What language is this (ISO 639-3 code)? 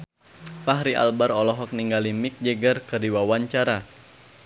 sun